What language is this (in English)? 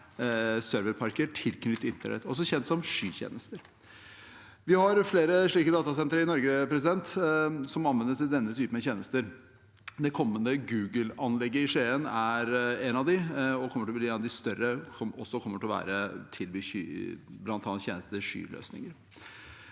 Norwegian